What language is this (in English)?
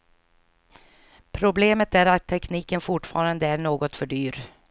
Swedish